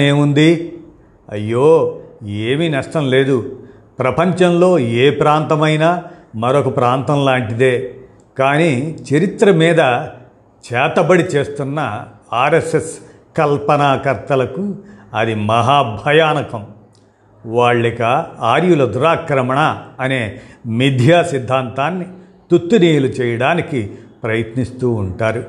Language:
Telugu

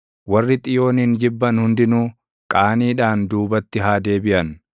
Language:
Oromo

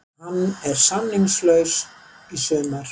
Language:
Icelandic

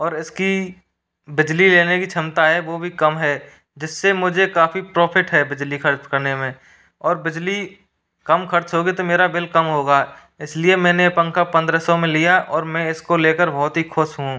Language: Hindi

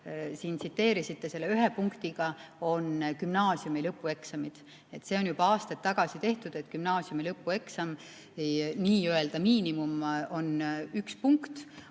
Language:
Estonian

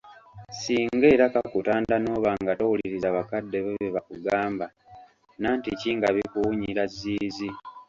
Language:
Ganda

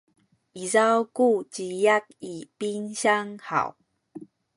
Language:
Sakizaya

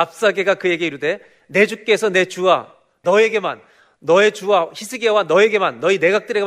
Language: Korean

